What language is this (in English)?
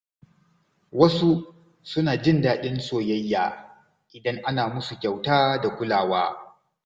Hausa